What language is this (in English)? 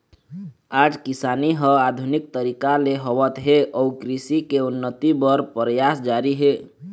Chhattisgarhi